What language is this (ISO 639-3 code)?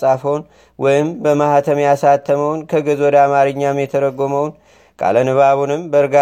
amh